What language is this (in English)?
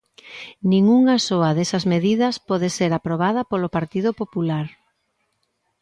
Galician